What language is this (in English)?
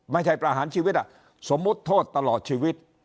Thai